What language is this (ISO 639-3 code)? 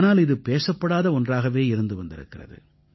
tam